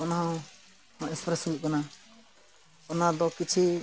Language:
Santali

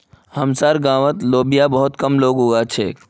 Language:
Magahi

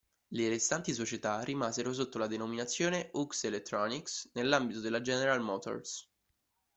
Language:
Italian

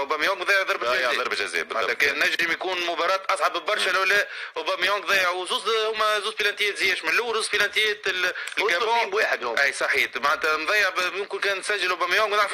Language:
Arabic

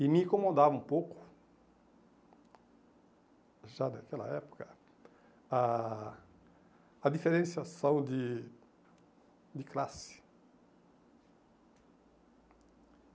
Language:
Portuguese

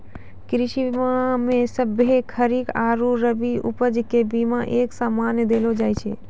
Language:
Maithili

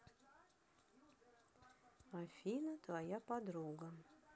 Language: Russian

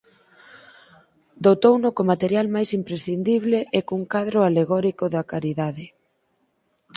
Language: Galician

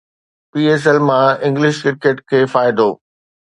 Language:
Sindhi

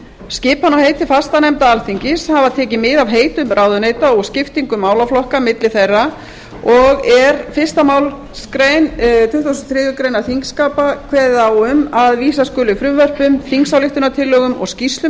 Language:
Icelandic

